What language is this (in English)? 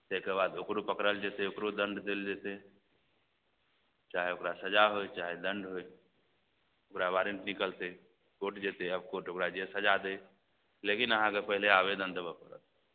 Maithili